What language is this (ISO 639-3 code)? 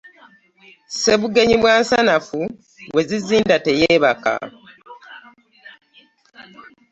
lug